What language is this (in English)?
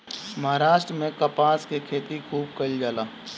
Bhojpuri